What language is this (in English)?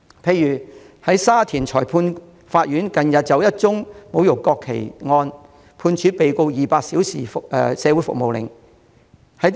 Cantonese